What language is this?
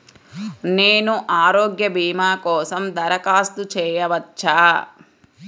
Telugu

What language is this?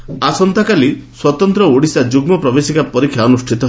Odia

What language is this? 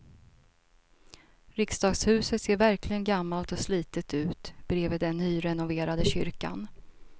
Swedish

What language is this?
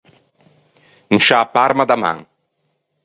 Ligurian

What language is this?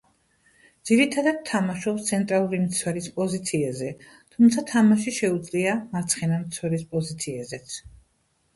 Georgian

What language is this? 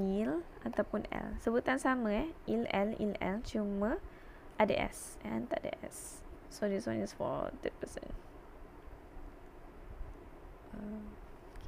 Malay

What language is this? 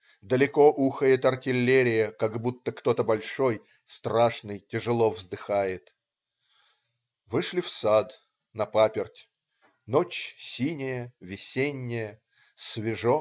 Russian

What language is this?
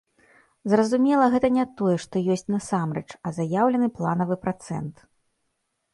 Belarusian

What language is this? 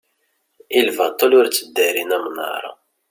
Kabyle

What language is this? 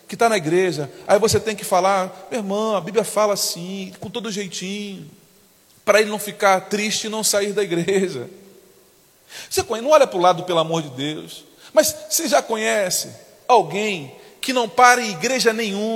Portuguese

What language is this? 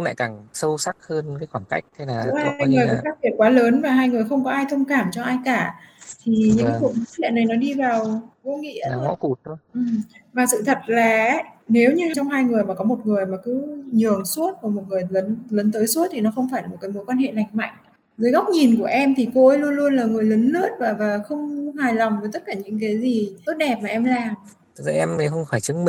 Vietnamese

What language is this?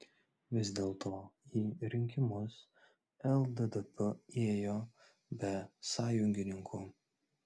Lithuanian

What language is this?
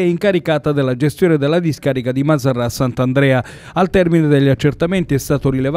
Italian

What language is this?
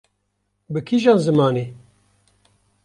Kurdish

